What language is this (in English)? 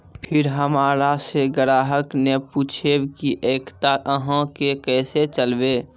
Maithili